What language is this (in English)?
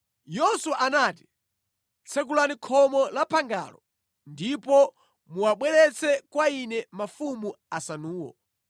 Nyanja